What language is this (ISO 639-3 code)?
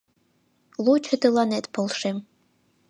chm